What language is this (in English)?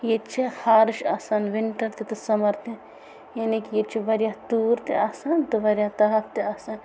Kashmiri